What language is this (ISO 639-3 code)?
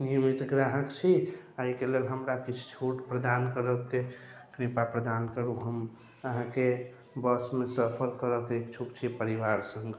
mai